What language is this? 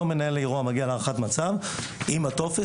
Hebrew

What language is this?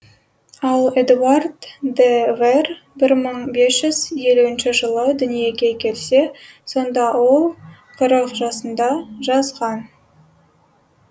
Kazakh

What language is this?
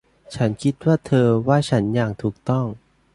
Thai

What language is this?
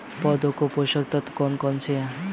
Hindi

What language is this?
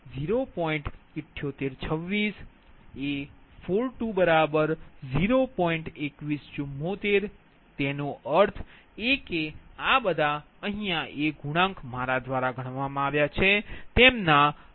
Gujarati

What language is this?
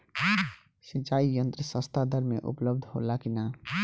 Bhojpuri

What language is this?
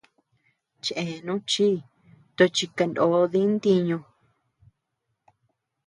Tepeuxila Cuicatec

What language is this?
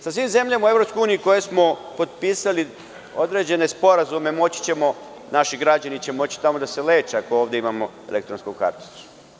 Serbian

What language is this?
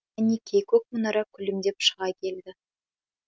Kazakh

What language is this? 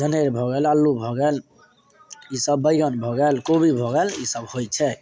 Maithili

